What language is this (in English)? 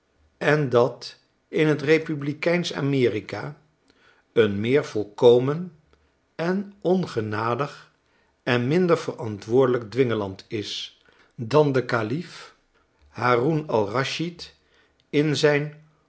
Dutch